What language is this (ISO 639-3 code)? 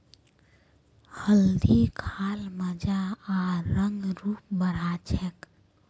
mag